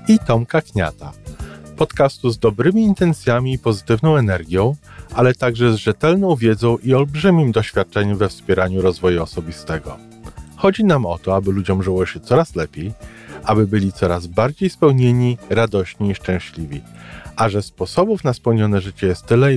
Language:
Polish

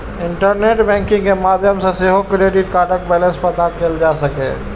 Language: Maithili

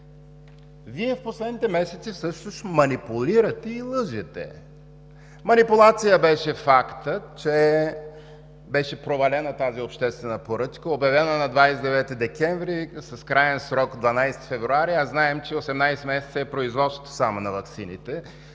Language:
Bulgarian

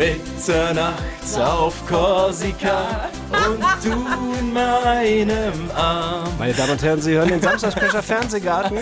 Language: German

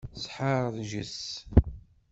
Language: Kabyle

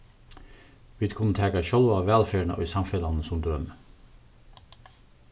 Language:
Faroese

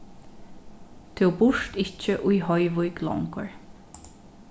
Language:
Faroese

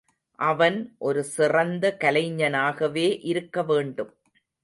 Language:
Tamil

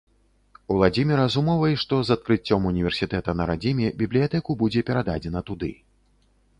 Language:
Belarusian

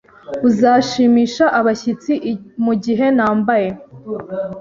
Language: Kinyarwanda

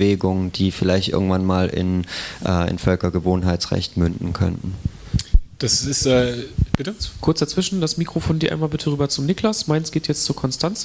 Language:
German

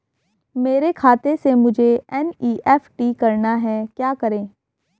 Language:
Hindi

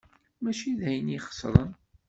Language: Kabyle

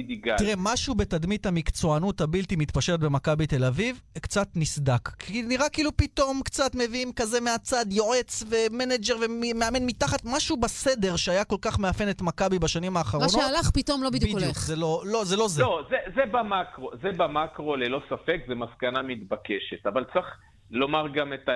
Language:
Hebrew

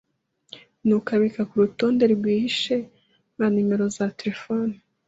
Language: Kinyarwanda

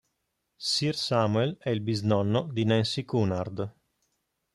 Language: Italian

